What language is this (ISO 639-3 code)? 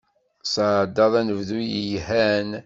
kab